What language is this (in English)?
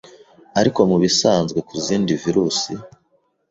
Kinyarwanda